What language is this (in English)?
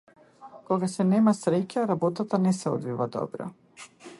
Macedonian